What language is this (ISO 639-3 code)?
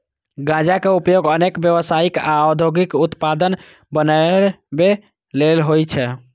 mai